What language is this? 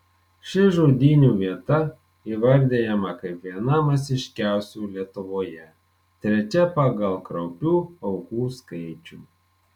Lithuanian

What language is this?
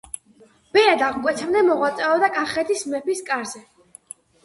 Georgian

